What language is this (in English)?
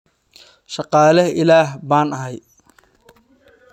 Somali